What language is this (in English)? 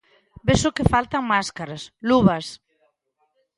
Galician